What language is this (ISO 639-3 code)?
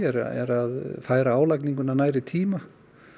isl